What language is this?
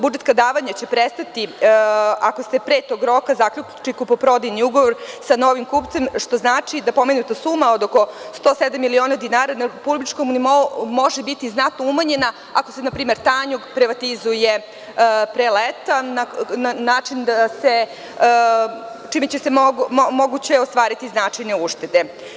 Serbian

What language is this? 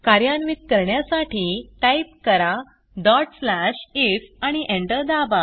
Marathi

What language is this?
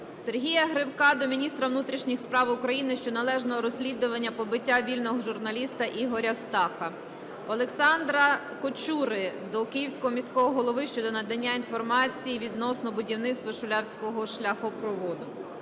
Ukrainian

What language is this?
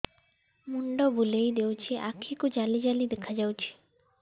Odia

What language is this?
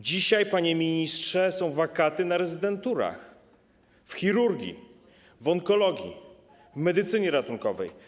Polish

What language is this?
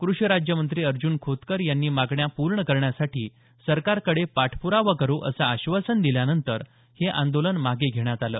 Marathi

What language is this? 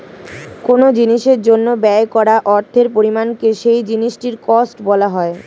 Bangla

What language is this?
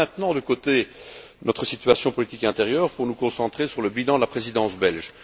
French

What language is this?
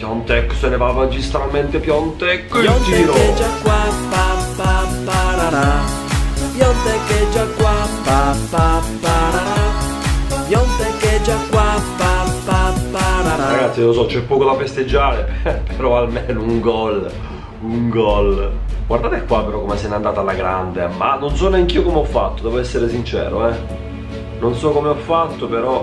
Italian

